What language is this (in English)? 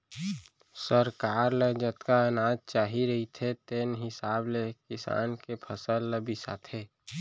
Chhattisgarhi